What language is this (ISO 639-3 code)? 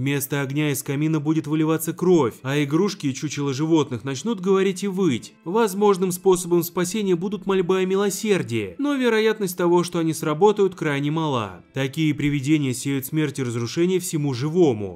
rus